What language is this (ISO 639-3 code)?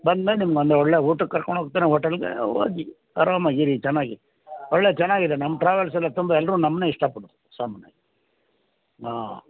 kan